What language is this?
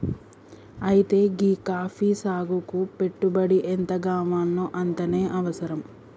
Telugu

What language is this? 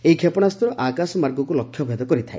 Odia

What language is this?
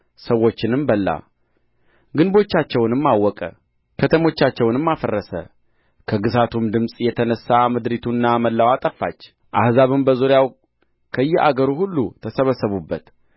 Amharic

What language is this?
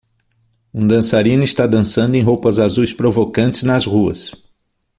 Portuguese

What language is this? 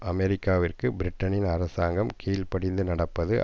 Tamil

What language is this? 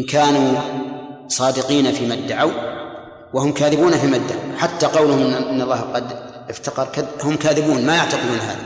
Arabic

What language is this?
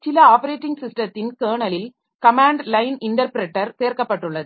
Tamil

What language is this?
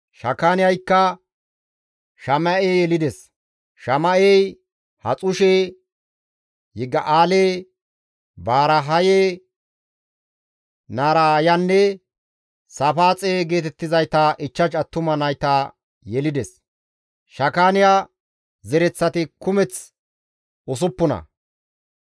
Gamo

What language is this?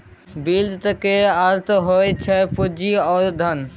Maithili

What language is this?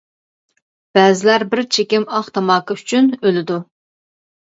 Uyghur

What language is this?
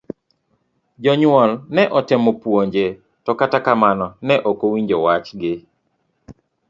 Luo (Kenya and Tanzania)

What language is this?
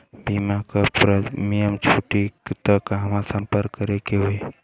Bhojpuri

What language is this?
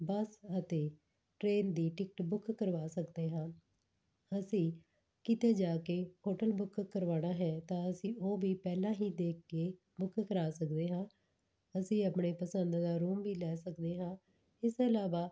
Punjabi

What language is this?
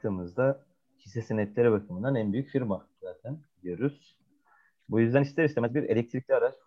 Turkish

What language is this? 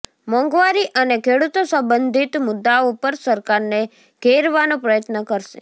Gujarati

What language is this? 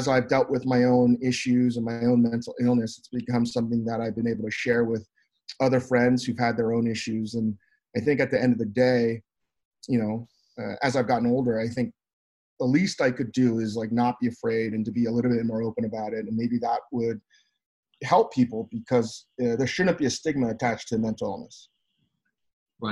English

